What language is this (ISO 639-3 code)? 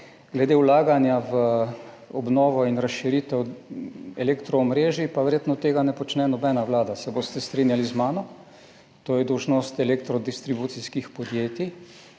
slv